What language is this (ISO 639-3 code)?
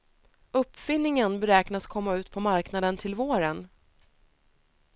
swe